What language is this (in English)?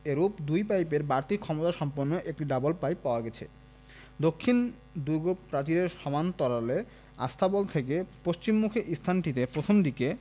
Bangla